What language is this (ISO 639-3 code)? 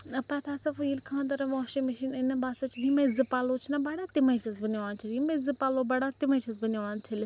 kas